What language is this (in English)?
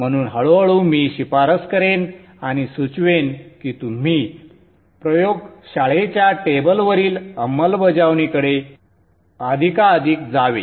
Marathi